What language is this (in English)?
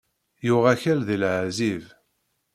Kabyle